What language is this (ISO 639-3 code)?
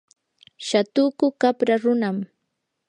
qur